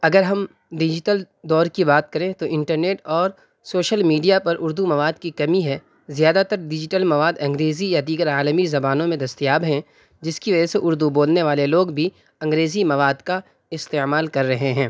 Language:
Urdu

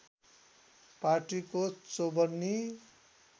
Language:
Nepali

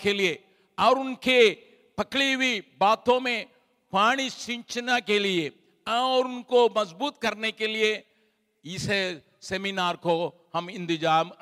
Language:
Hindi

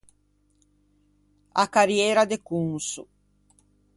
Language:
Ligurian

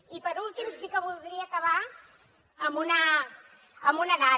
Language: Catalan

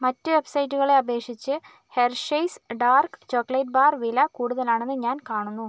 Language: Malayalam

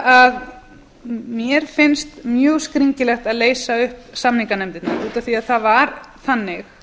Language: Icelandic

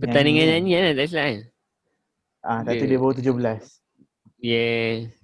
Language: Malay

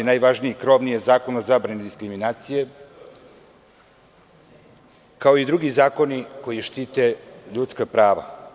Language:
Serbian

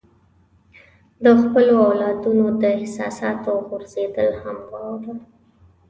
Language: Pashto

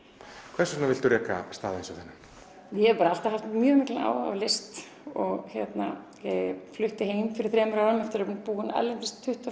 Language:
Icelandic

